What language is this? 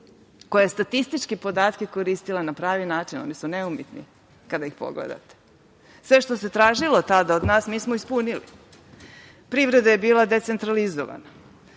Serbian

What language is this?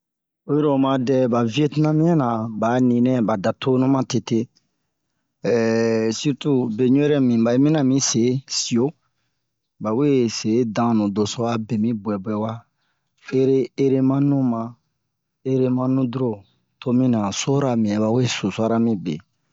Bomu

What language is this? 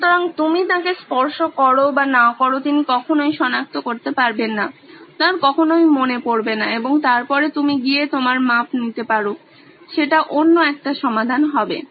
Bangla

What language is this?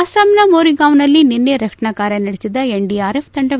Kannada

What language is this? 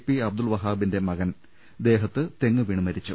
Malayalam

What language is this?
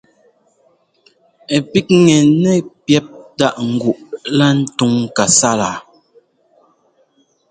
Ngomba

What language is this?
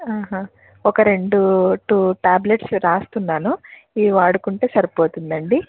Telugu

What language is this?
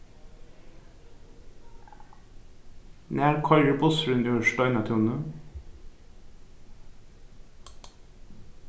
Faroese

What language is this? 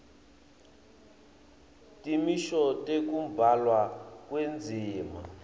Swati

